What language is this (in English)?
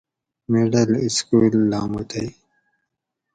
Gawri